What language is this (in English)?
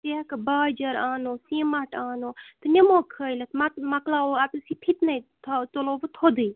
Kashmiri